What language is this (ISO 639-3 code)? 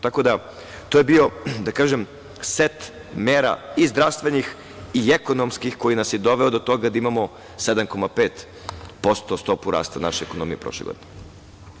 srp